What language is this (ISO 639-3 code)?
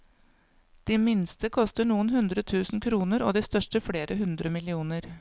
nor